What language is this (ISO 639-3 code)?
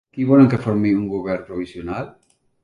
cat